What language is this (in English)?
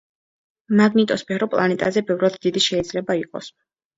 Georgian